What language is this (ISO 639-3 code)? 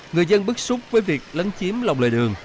vie